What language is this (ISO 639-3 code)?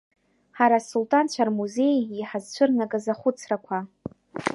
abk